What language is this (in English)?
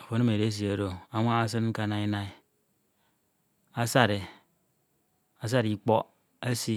Ito